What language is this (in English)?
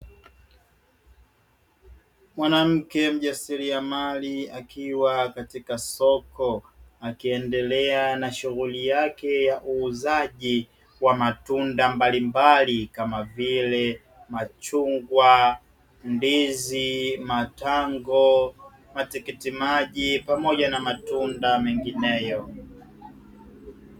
Swahili